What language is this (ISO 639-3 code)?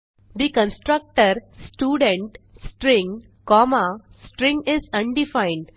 mar